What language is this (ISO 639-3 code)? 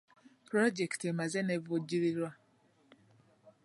lug